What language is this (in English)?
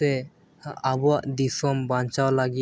Santali